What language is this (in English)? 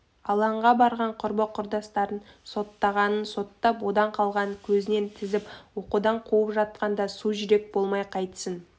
Kazakh